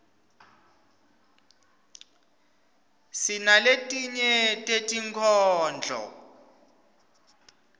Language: Swati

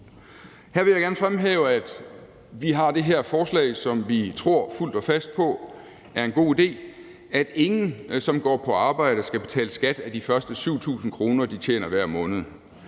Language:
Danish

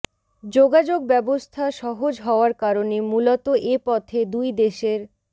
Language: Bangla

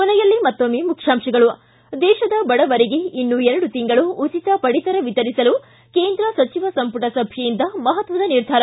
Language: Kannada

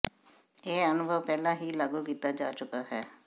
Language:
Punjabi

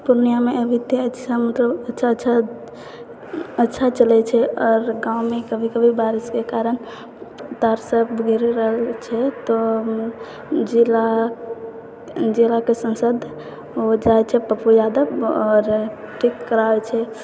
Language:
Maithili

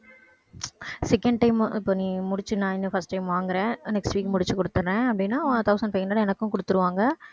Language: Tamil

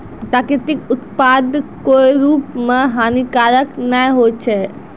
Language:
Maithili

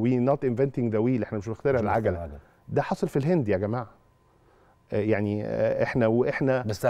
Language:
Arabic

